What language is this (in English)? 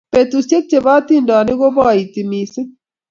Kalenjin